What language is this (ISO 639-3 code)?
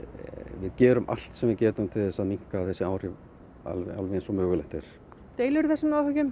isl